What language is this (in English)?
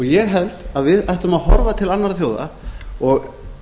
Icelandic